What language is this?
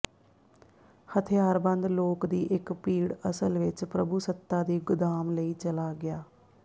Punjabi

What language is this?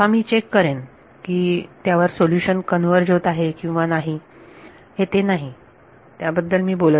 Marathi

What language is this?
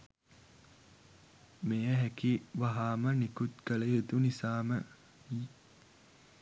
Sinhala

